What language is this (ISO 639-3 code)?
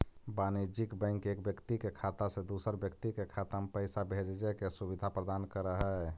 mag